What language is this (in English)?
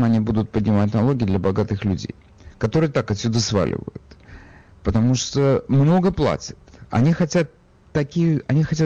Russian